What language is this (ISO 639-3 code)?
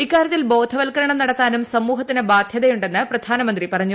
mal